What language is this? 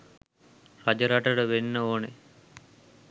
Sinhala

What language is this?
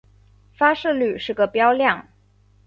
Chinese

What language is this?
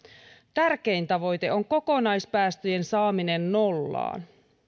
Finnish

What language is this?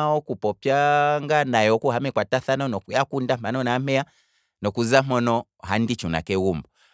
Kwambi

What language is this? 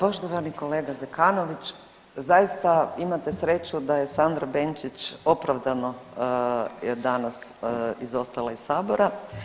Croatian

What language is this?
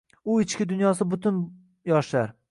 Uzbek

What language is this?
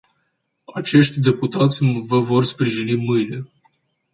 Romanian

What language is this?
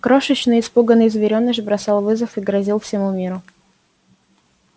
Russian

